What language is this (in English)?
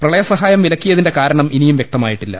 Malayalam